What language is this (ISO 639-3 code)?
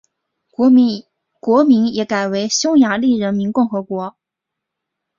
zho